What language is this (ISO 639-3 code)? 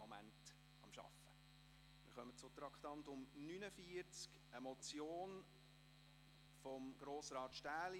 gsw